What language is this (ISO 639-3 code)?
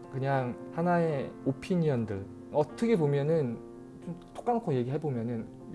kor